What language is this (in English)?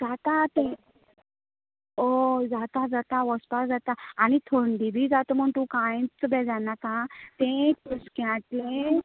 Konkani